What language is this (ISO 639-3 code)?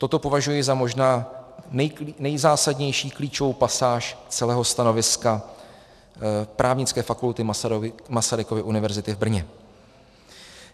ces